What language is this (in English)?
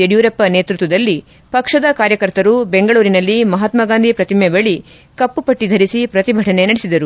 Kannada